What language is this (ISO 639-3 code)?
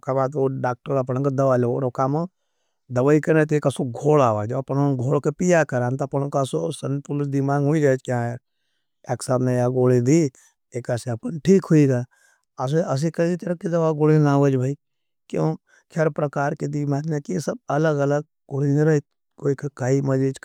noe